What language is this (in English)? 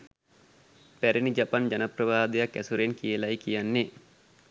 Sinhala